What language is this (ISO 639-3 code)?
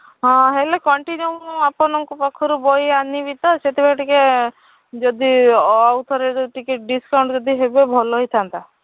ori